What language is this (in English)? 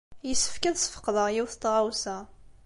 Kabyle